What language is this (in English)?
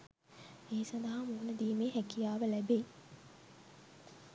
Sinhala